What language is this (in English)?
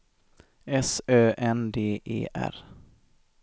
Swedish